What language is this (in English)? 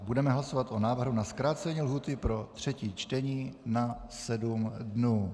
Czech